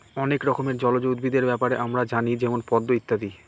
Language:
Bangla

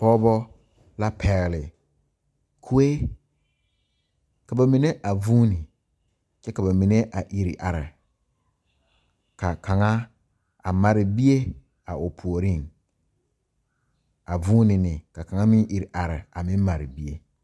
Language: Southern Dagaare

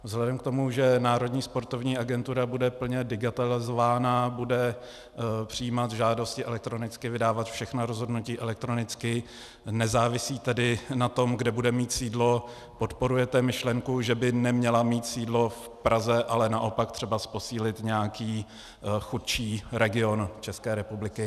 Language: Czech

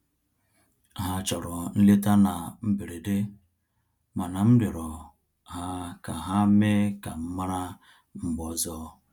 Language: Igbo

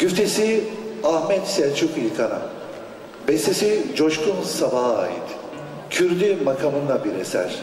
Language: Turkish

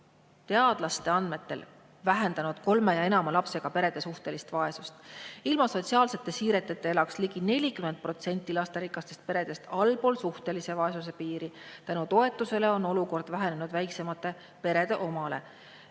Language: Estonian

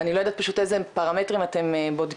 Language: Hebrew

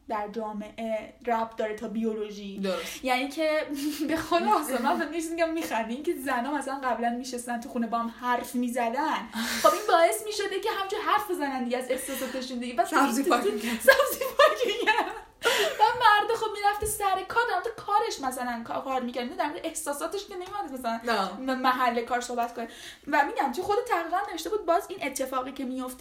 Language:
Persian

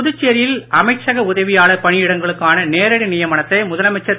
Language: Tamil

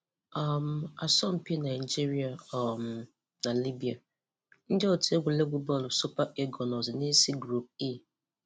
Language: Igbo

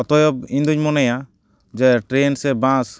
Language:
Santali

